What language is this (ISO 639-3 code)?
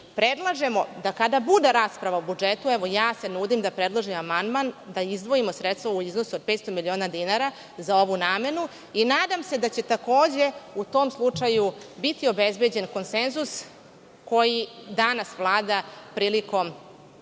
srp